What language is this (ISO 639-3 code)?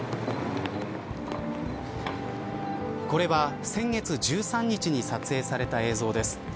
jpn